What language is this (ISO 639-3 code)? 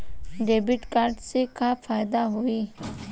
bho